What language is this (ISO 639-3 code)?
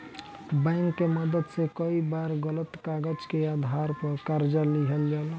bho